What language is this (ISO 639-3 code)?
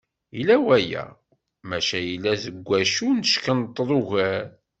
kab